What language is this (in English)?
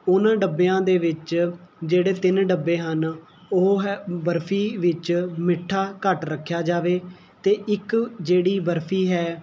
Punjabi